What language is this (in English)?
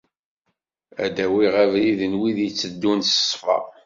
Kabyle